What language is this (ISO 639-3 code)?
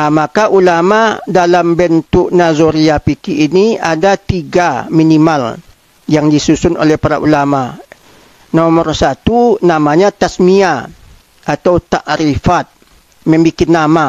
msa